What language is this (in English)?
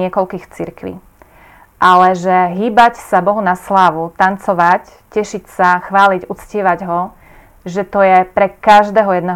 Slovak